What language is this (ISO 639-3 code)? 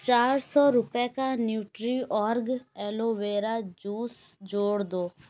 urd